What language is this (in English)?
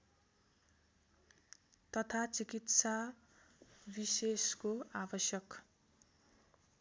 Nepali